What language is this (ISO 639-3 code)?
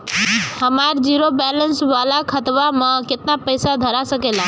bho